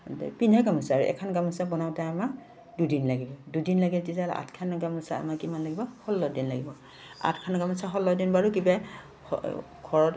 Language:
Assamese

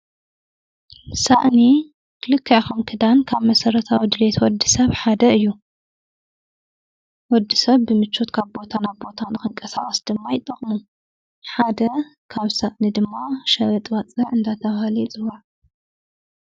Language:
Tigrinya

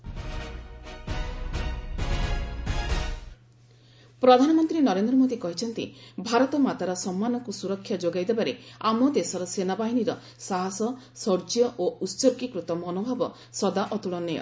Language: Odia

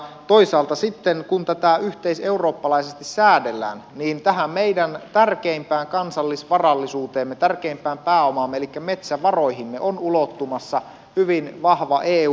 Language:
Finnish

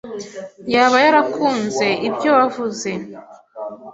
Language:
Kinyarwanda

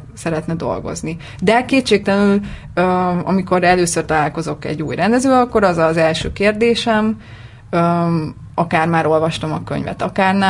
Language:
Hungarian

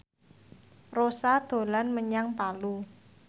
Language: Javanese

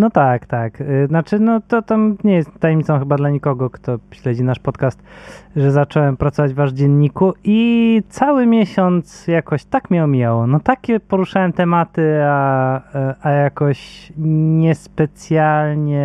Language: Polish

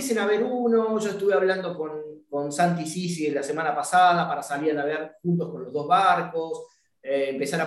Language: Spanish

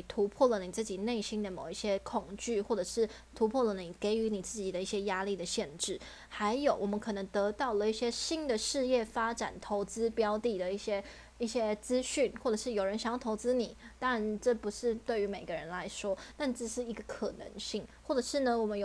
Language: Chinese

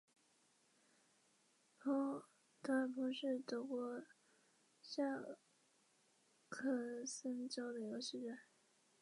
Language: Chinese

